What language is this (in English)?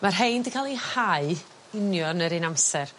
Welsh